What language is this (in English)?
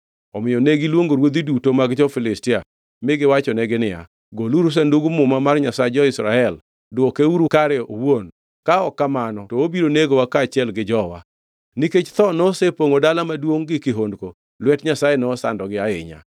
Luo (Kenya and Tanzania)